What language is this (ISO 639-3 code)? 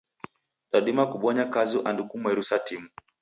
dav